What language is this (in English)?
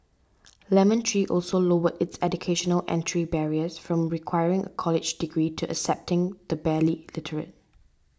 English